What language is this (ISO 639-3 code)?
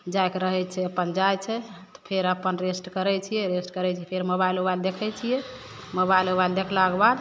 mai